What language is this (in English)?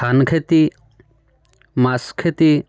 Assamese